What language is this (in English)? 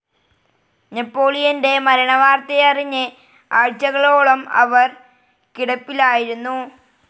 Malayalam